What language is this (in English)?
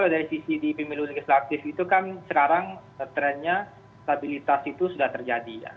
Indonesian